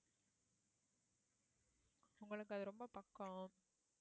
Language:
Tamil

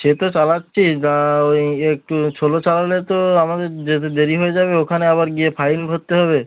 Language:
Bangla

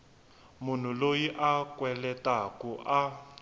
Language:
Tsonga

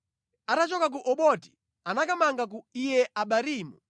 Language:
Nyanja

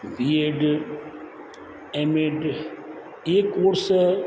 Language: Sindhi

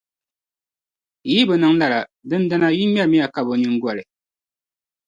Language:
Dagbani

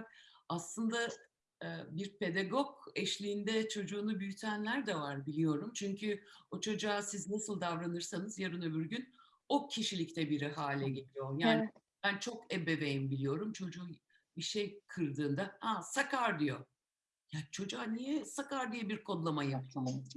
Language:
Turkish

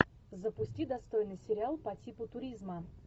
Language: Russian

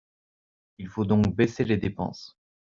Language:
French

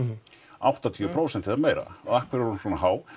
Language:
Icelandic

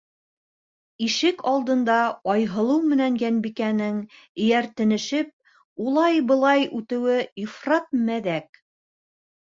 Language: Bashkir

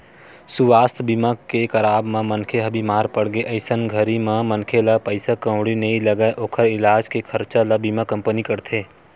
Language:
Chhattisgarhi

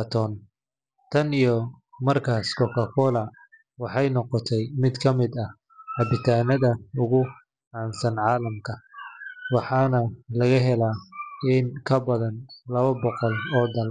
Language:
Somali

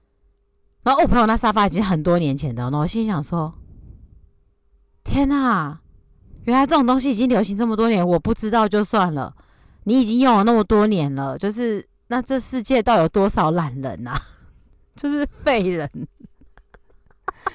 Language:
Chinese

